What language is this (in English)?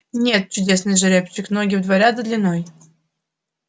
Russian